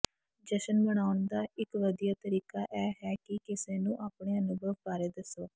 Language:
Punjabi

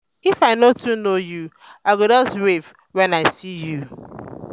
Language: Nigerian Pidgin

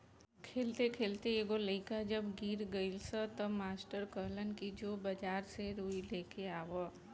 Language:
Bhojpuri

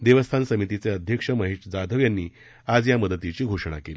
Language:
Marathi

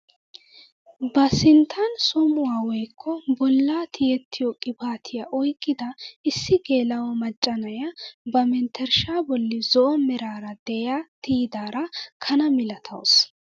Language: Wolaytta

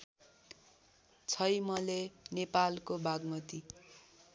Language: Nepali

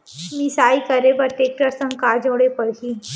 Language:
Chhattisgarhi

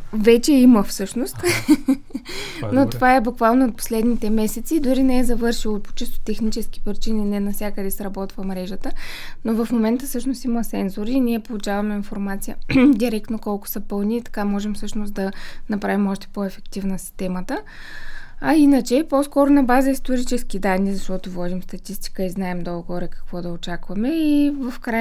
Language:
Bulgarian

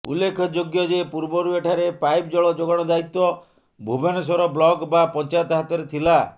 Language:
Odia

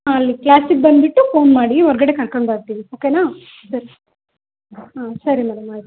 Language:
Kannada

